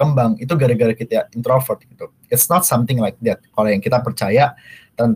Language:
Indonesian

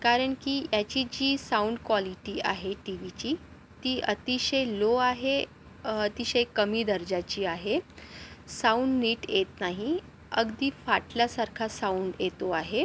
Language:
Marathi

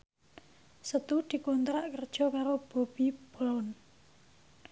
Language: Javanese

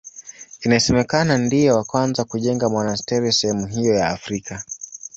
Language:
Swahili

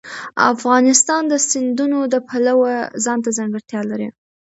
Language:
Pashto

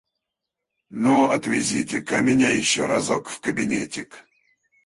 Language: Russian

